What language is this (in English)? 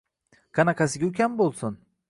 Uzbek